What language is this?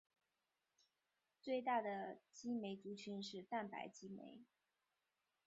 Chinese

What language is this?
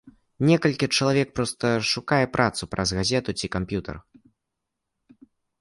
Belarusian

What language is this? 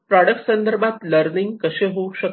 Marathi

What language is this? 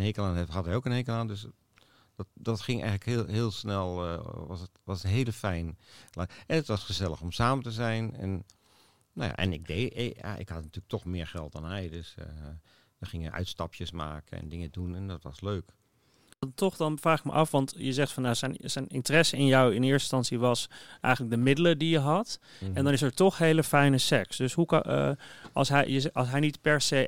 Dutch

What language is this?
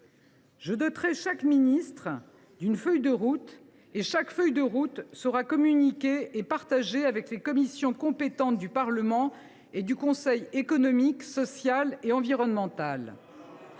French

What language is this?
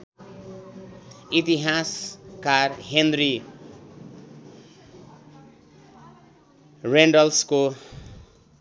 Nepali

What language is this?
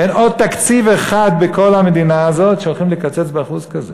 Hebrew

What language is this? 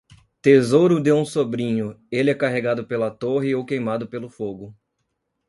Portuguese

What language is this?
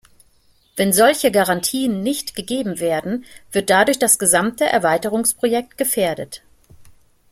German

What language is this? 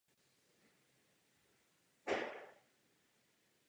Czech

